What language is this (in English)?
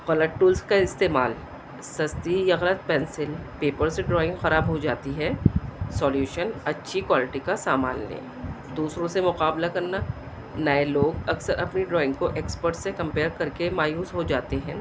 Urdu